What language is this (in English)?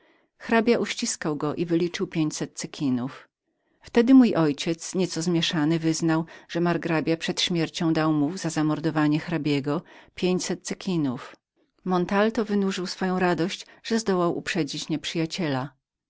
Polish